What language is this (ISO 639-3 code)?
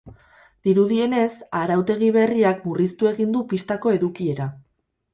eus